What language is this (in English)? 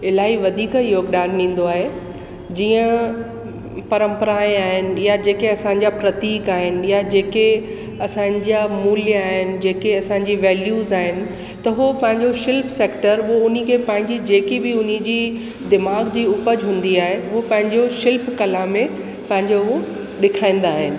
Sindhi